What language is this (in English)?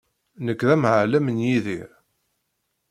Kabyle